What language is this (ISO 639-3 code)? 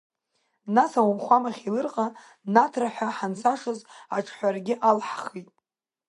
abk